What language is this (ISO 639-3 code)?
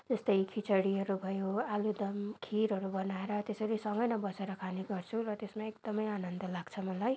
nep